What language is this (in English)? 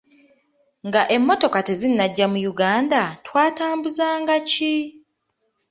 Ganda